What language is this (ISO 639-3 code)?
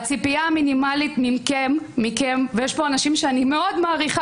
heb